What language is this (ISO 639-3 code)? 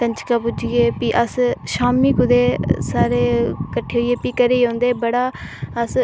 doi